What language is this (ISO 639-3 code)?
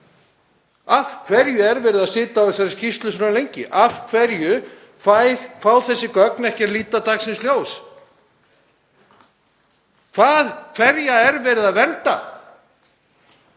isl